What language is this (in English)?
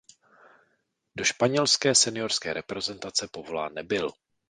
Czech